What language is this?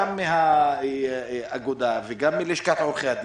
Hebrew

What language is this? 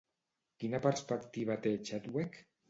Catalan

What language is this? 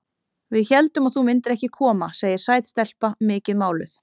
Icelandic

